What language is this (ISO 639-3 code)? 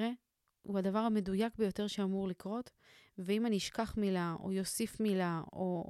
heb